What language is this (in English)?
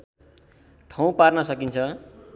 Nepali